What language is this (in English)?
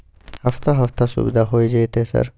Maithili